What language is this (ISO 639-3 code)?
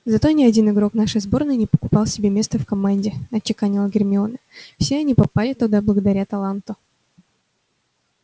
rus